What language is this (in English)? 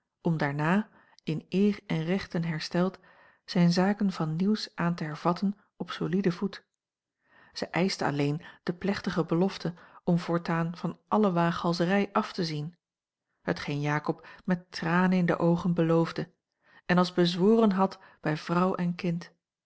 Dutch